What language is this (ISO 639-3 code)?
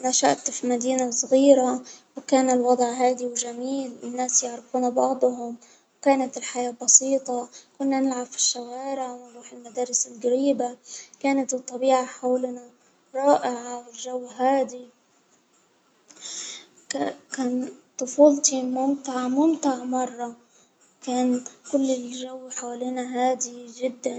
acw